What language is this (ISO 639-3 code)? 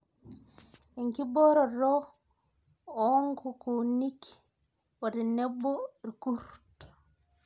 mas